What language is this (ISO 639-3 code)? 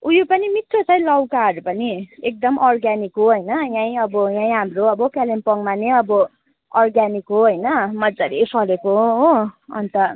nep